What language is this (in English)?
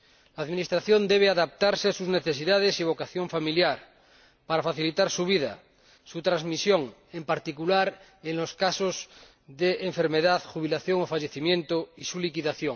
Spanish